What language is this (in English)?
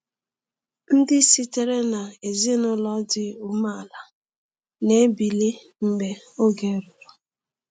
Igbo